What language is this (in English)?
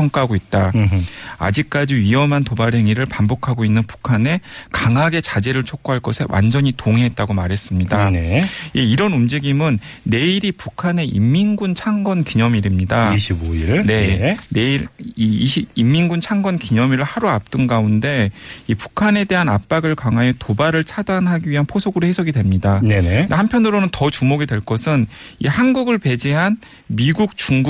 Korean